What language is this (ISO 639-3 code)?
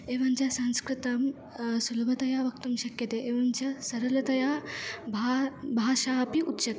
san